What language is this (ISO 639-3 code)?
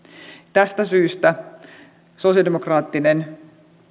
fin